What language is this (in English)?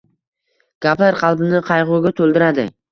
Uzbek